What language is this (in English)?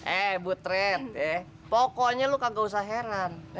Indonesian